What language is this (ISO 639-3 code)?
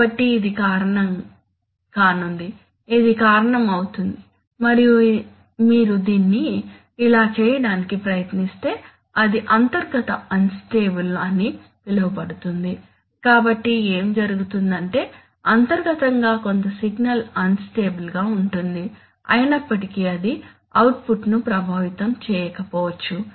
tel